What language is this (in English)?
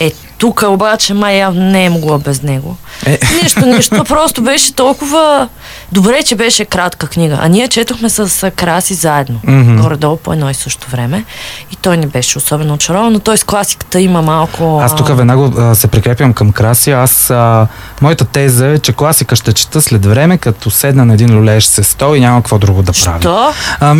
Bulgarian